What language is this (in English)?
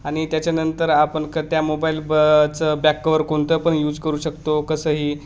Marathi